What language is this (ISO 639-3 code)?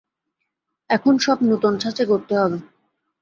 ben